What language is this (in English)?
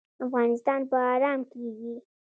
Pashto